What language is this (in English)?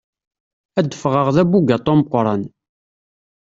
Kabyle